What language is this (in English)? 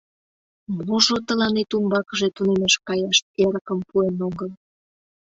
Mari